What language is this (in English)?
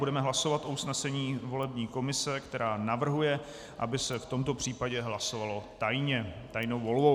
Czech